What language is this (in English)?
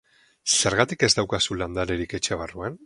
Basque